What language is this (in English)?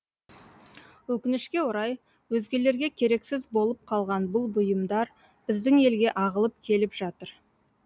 Kazakh